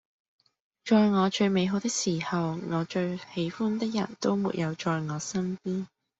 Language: Cantonese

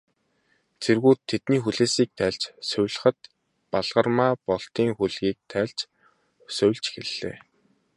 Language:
Mongolian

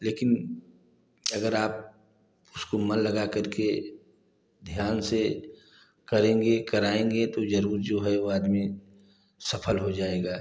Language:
Hindi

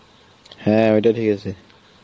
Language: Bangla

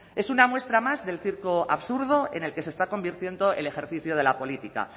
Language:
Spanish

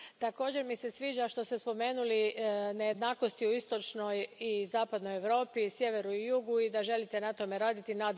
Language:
Croatian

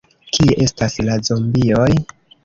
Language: Esperanto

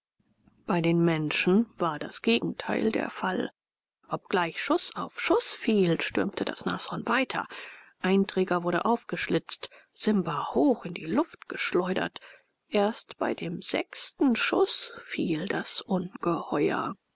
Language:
German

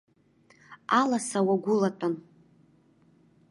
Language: Abkhazian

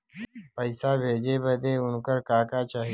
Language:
Bhojpuri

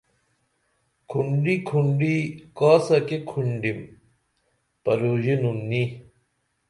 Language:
Dameli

